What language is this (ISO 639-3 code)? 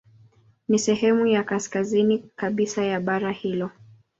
swa